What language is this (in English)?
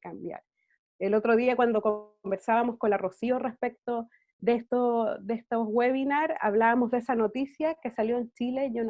Spanish